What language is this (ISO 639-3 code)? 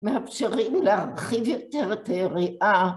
heb